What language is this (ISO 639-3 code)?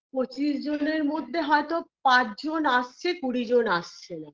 ben